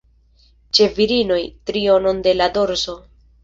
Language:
Esperanto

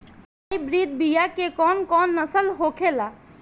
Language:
Bhojpuri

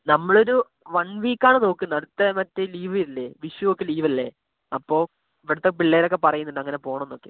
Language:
Malayalam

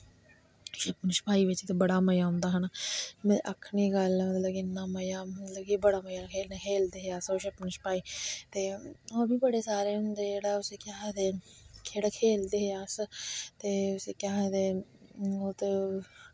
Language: Dogri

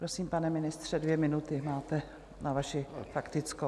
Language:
Czech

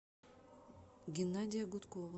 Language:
Russian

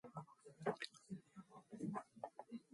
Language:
Mongolian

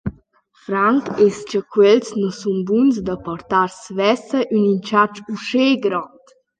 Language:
Romansh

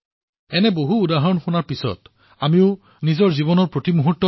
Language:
Assamese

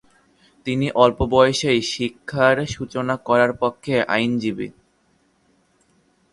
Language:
Bangla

